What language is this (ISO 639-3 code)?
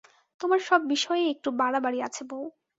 ben